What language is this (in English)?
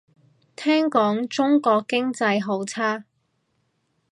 Cantonese